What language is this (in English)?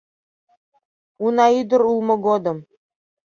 Mari